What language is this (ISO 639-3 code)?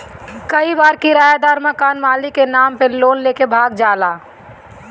bho